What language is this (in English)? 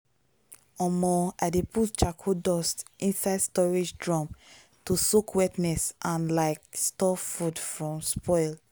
Nigerian Pidgin